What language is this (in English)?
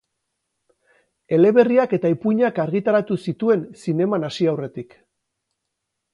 Basque